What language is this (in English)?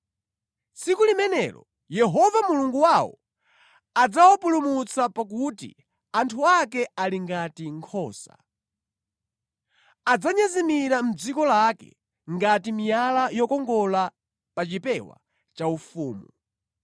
Nyanja